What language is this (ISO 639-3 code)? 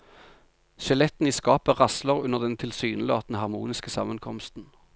nor